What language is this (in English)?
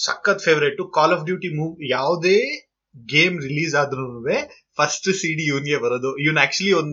Kannada